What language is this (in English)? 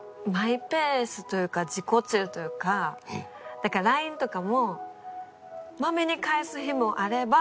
Japanese